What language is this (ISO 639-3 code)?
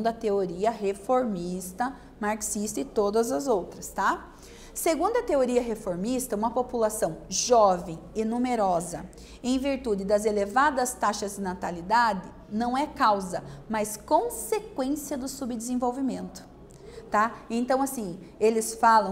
por